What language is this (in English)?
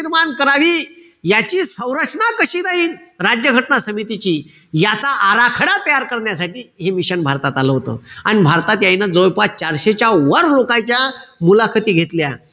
Marathi